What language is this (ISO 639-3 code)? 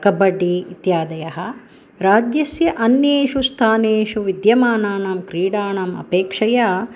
san